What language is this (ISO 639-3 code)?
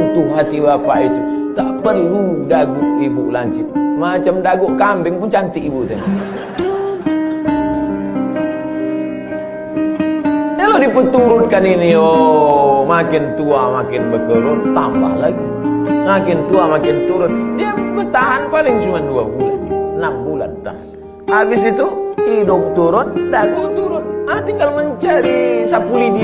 ind